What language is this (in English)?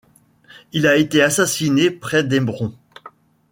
French